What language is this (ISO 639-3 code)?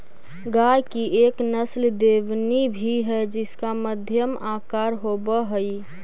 mag